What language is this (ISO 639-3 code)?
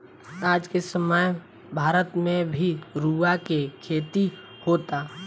bho